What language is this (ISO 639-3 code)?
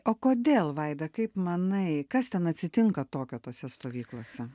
lit